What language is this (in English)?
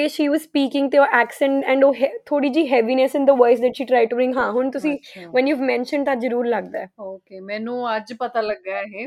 Punjabi